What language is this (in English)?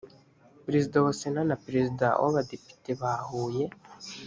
Kinyarwanda